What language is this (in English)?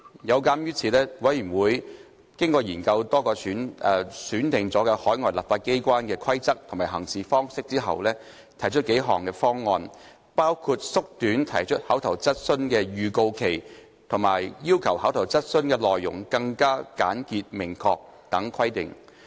Cantonese